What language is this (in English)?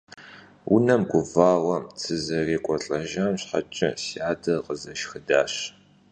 Kabardian